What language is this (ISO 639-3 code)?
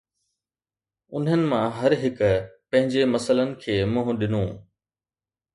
snd